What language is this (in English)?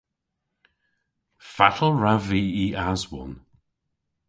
Cornish